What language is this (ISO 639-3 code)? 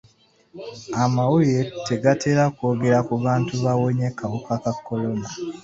lug